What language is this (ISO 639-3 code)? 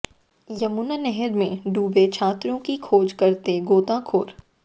hin